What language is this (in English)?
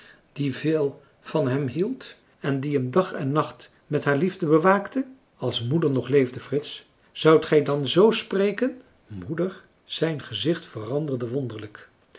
Dutch